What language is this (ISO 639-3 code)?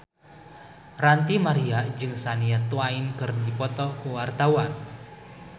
sun